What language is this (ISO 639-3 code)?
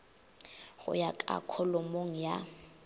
nso